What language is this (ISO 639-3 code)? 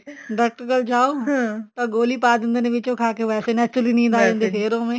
pan